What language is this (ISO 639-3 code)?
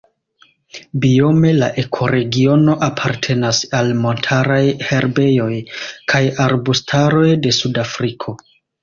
epo